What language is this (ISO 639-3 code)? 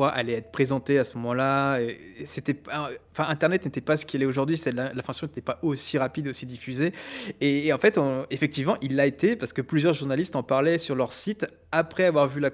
fra